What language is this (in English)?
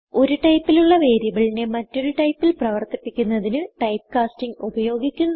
Malayalam